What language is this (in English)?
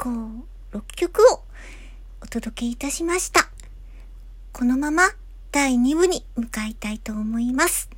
Japanese